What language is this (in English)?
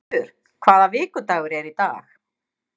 Icelandic